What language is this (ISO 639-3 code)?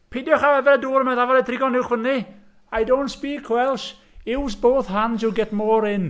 cym